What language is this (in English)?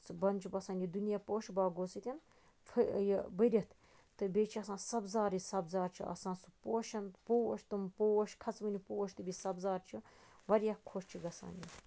Kashmiri